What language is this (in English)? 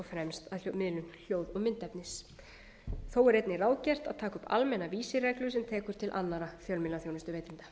Icelandic